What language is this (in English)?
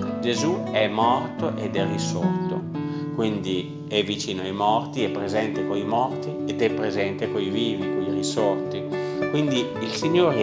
Italian